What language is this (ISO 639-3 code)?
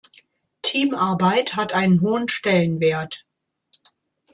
deu